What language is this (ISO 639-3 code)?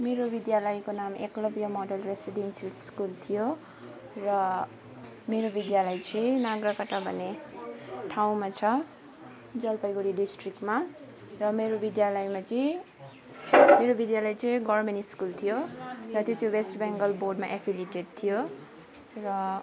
nep